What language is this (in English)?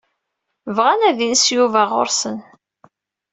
Kabyle